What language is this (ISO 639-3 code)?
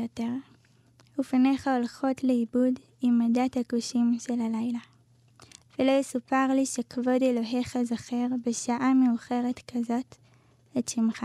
heb